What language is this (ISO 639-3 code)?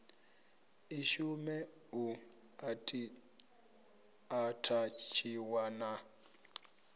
ven